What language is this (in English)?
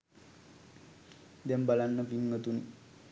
Sinhala